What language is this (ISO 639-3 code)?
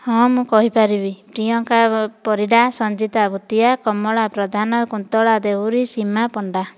ori